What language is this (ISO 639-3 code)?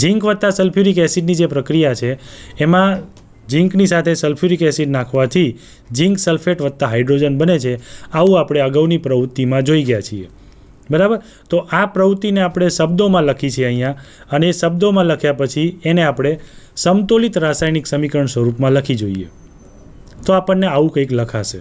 hin